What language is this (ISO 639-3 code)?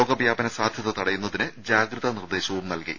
mal